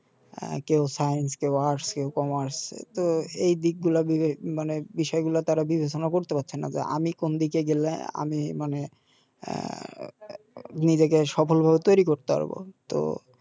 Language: Bangla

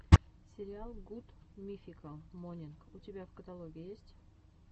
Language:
Russian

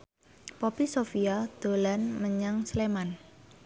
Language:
Javanese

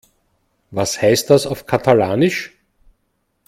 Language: German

